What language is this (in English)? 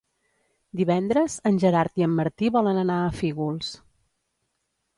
Catalan